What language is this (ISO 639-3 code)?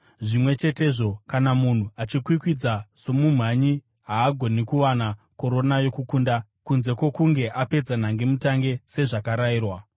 sna